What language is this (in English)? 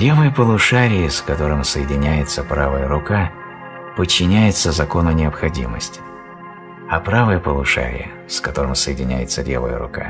Russian